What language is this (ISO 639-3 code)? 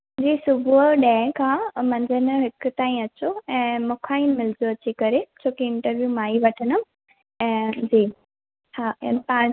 snd